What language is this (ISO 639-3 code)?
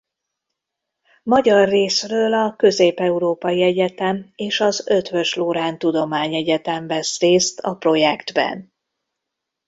hun